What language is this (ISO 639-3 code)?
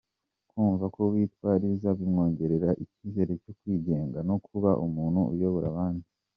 kin